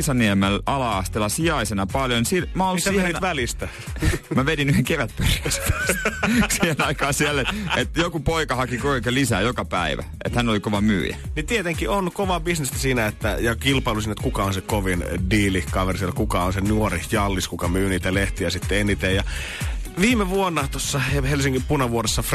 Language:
Finnish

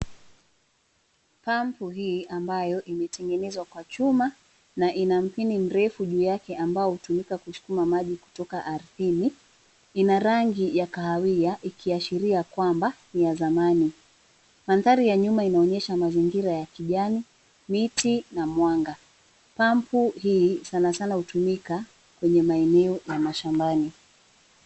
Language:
Swahili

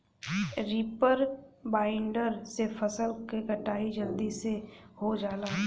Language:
Bhojpuri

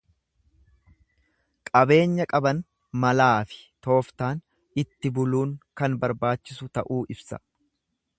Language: Oromo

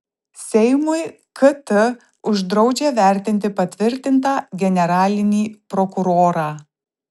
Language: Lithuanian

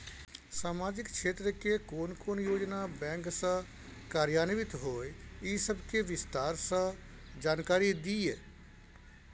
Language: Maithili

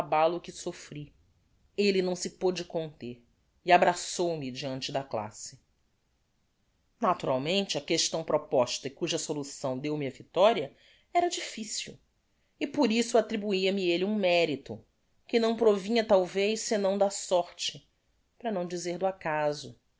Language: Portuguese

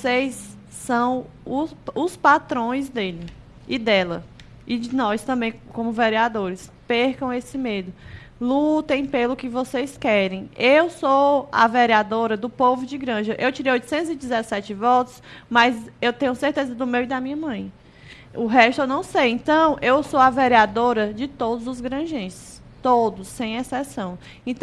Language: Portuguese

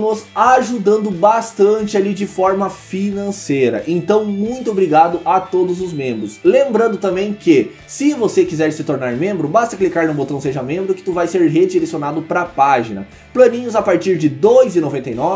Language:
Portuguese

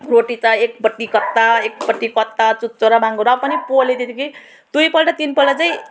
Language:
Nepali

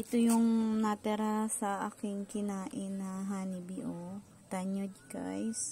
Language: Filipino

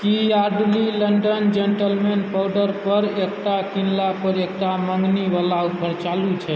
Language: Maithili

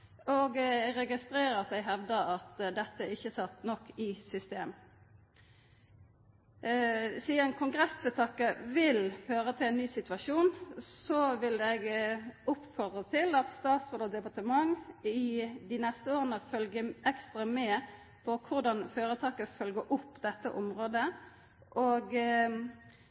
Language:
Norwegian Nynorsk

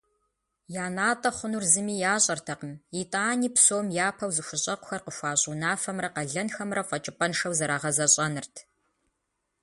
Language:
Kabardian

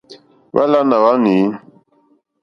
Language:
Mokpwe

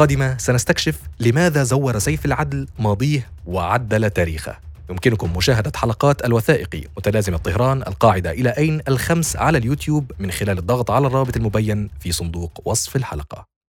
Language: Arabic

